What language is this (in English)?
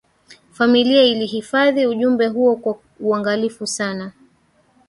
Swahili